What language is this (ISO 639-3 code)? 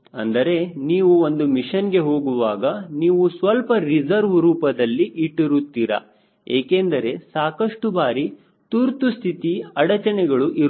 kan